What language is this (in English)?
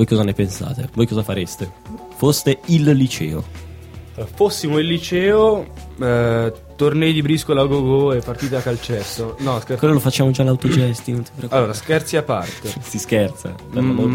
Italian